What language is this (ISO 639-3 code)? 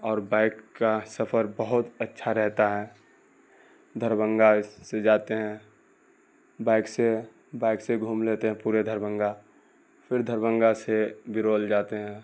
urd